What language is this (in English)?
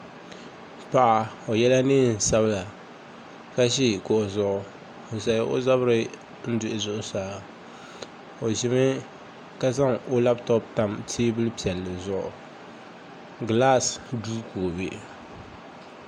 Dagbani